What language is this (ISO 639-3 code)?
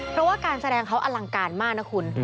tha